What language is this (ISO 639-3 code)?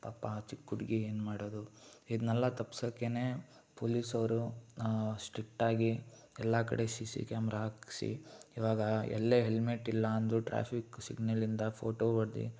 kan